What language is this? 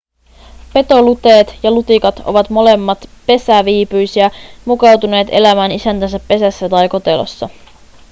Finnish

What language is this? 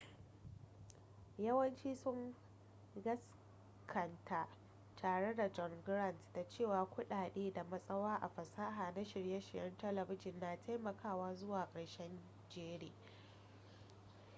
Hausa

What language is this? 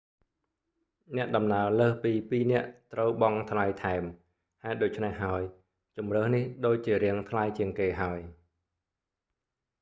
Khmer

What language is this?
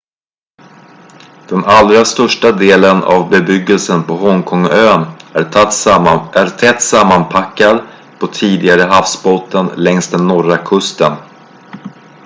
Swedish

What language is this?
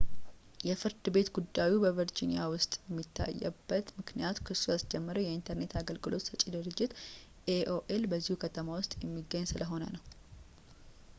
Amharic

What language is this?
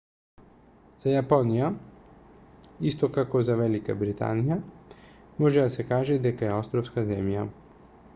Macedonian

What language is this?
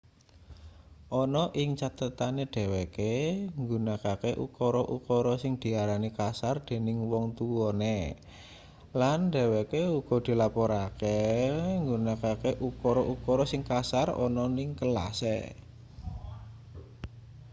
Javanese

